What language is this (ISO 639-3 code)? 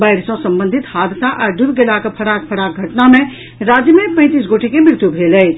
mai